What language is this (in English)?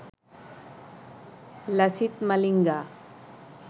Bangla